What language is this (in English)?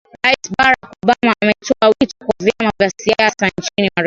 Swahili